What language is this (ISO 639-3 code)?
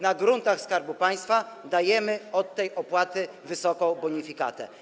pol